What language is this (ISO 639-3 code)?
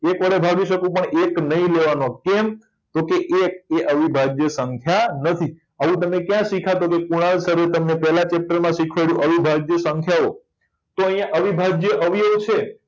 guj